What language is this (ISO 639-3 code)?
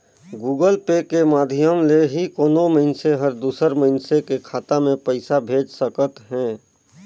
hne